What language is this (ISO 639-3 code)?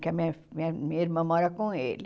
por